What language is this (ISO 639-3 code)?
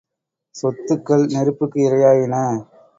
tam